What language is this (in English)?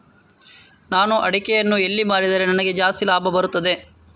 Kannada